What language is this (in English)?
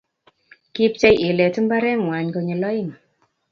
Kalenjin